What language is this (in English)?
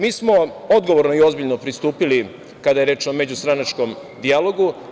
Serbian